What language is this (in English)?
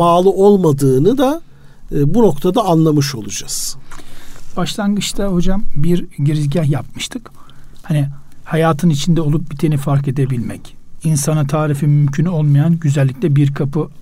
Turkish